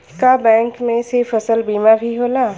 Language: Bhojpuri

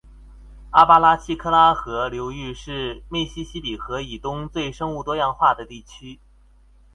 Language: Chinese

